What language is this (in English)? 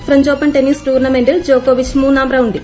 Malayalam